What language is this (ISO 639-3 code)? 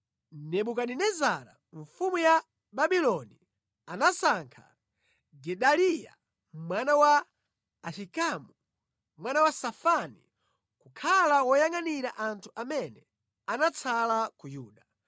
nya